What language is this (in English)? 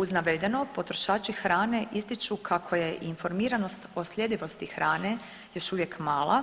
Croatian